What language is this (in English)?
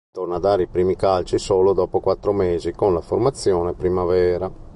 Italian